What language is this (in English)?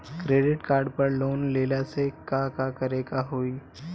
Bhojpuri